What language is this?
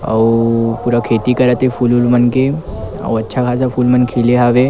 Chhattisgarhi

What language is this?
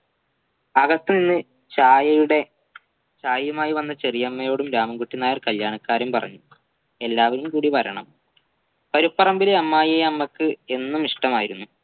Malayalam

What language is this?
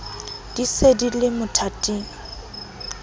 Southern Sotho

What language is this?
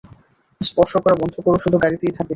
Bangla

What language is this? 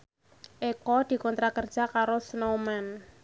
Javanese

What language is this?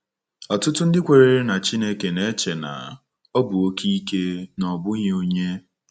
Igbo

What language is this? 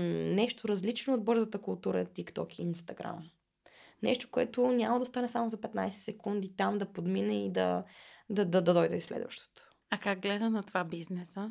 Bulgarian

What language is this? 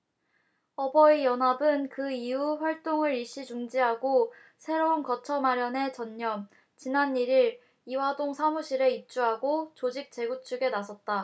Korean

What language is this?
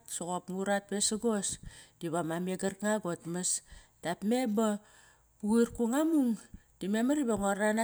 Kairak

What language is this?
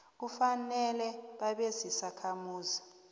South Ndebele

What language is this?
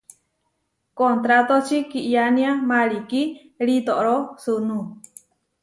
Huarijio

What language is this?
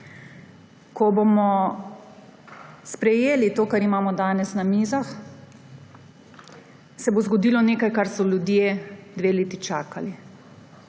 Slovenian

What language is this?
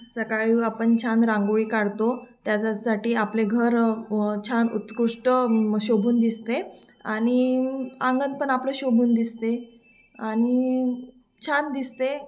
Marathi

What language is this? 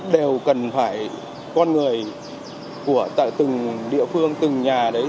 Vietnamese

